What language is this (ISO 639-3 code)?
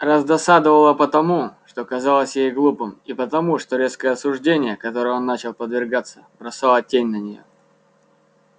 rus